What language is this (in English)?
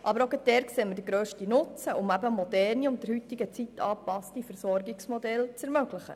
Swiss German